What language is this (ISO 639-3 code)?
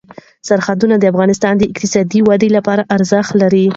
pus